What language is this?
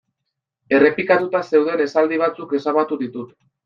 Basque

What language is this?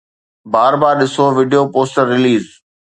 Sindhi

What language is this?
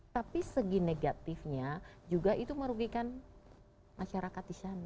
Indonesian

